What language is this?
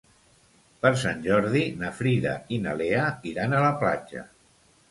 Catalan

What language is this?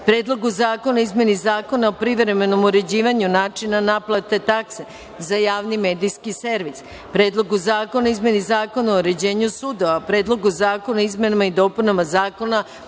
Serbian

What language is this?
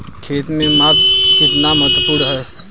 Hindi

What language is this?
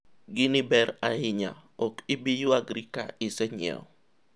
Luo (Kenya and Tanzania)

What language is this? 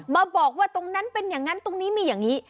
Thai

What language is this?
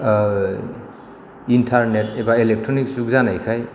Bodo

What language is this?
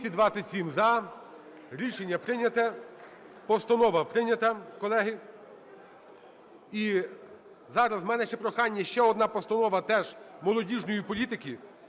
Ukrainian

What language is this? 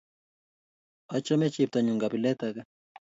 Kalenjin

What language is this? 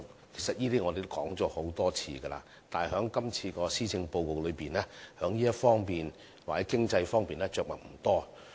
Cantonese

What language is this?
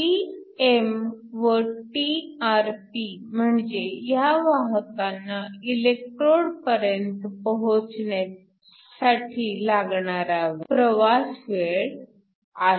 Marathi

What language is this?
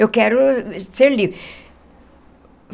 Portuguese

